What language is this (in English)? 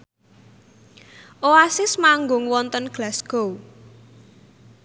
Javanese